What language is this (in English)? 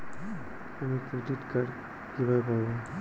Bangla